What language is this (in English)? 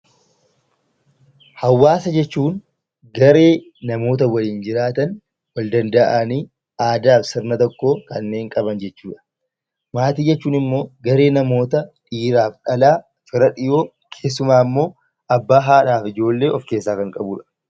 Oromo